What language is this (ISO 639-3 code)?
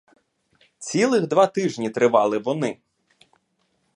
ukr